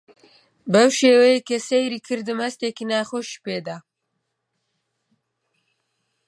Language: Central Kurdish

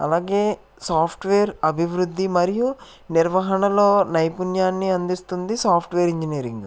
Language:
Telugu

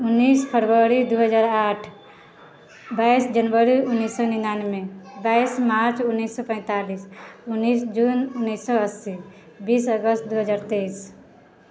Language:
Maithili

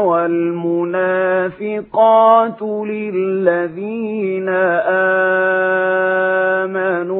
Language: Arabic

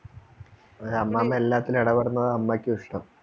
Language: Malayalam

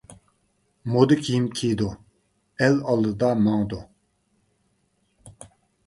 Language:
Uyghur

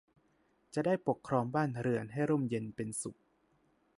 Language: Thai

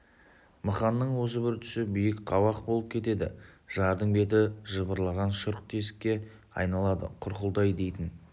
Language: Kazakh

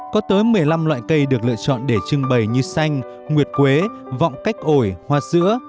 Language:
Vietnamese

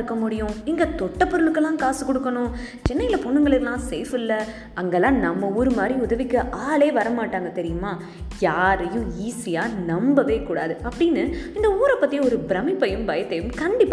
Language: Tamil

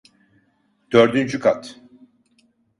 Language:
Turkish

